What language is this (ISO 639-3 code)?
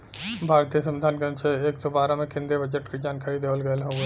bho